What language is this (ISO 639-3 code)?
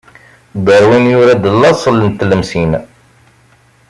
kab